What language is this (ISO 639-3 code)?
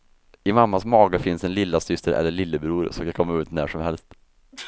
swe